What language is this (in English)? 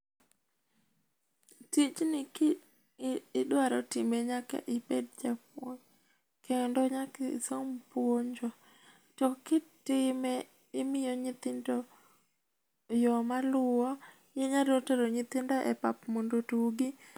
Luo (Kenya and Tanzania)